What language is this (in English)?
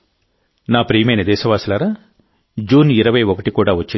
Telugu